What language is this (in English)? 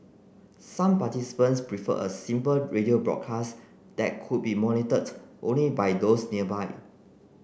English